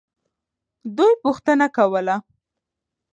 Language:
Pashto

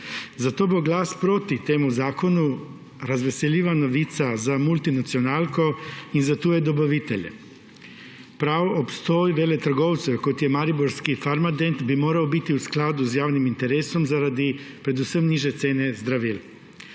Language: Slovenian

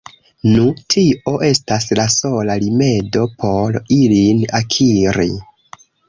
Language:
Esperanto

